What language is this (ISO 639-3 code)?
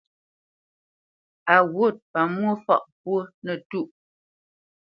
bce